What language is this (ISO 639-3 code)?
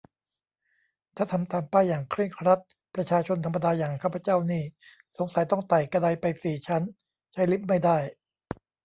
tha